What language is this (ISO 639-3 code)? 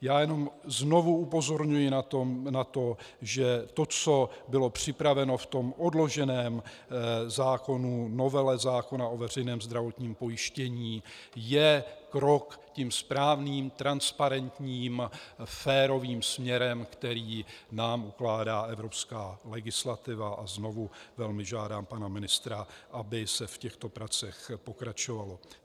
ces